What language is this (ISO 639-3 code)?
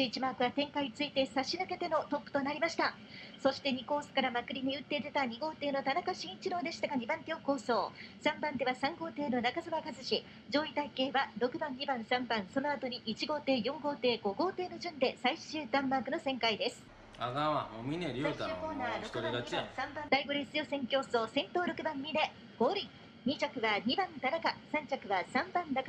jpn